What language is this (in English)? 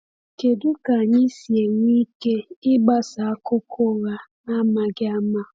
Igbo